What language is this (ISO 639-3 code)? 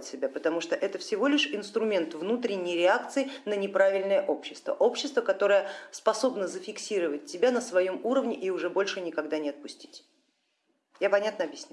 rus